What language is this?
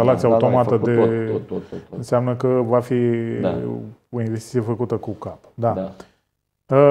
Romanian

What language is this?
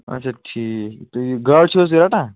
Kashmiri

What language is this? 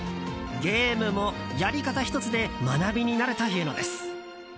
Japanese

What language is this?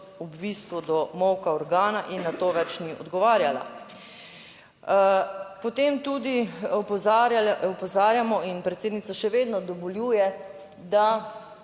Slovenian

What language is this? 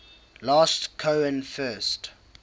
English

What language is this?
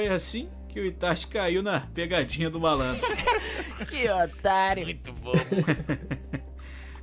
Portuguese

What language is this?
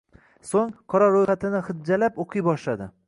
Uzbek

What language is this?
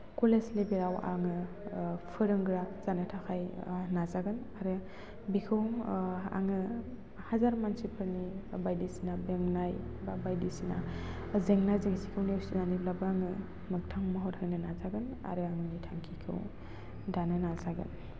Bodo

